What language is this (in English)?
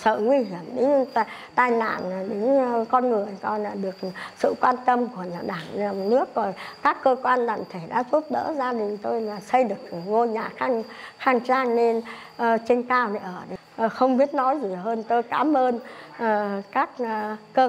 Vietnamese